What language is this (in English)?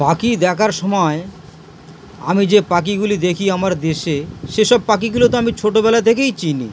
Bangla